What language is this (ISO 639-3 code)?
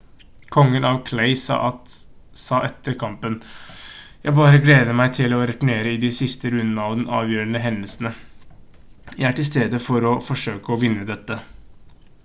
nob